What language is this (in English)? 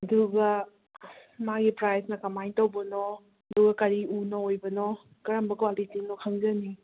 Manipuri